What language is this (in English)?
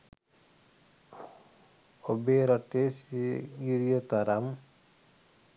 Sinhala